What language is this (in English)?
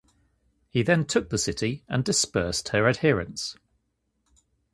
English